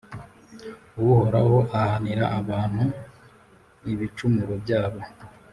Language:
Kinyarwanda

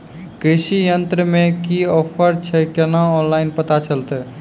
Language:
Maithili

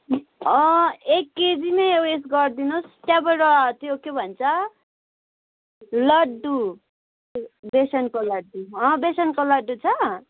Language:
Nepali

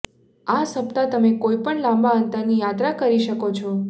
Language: Gujarati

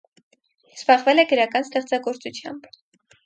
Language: Armenian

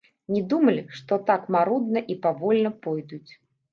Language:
Belarusian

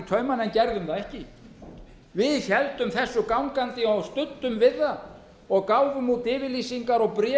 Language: Icelandic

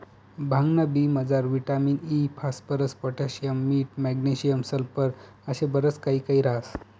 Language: Marathi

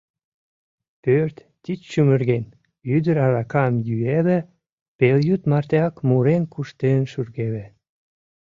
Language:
Mari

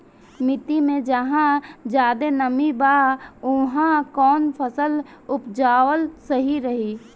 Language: Bhojpuri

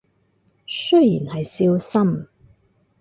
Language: Cantonese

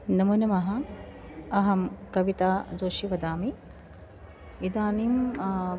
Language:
Sanskrit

